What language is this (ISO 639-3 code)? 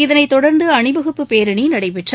tam